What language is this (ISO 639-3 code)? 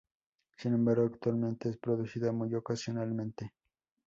spa